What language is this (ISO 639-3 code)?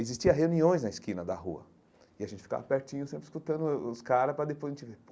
por